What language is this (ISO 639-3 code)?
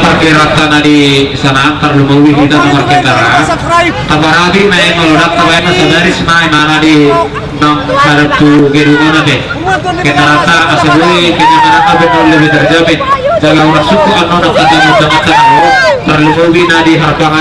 ind